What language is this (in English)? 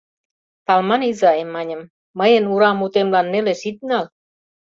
Mari